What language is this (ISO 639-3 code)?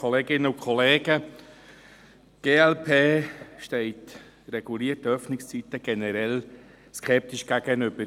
gsw